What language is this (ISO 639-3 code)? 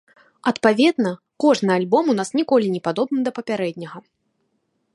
bel